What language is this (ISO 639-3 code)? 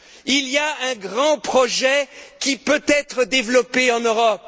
fra